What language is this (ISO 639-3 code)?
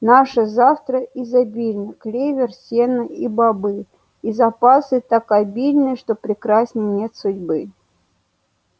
rus